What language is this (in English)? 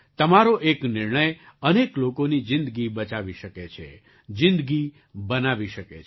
Gujarati